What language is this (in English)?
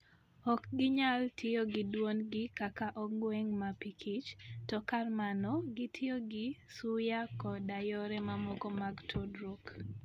Luo (Kenya and Tanzania)